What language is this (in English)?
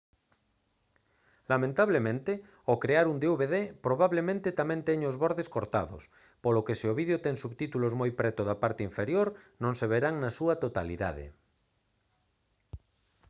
Galician